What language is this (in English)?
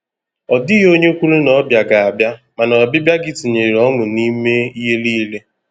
Igbo